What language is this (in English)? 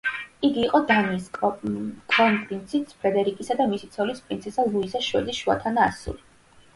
Georgian